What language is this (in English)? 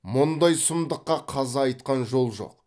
Kazakh